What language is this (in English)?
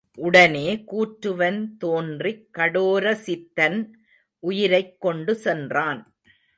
Tamil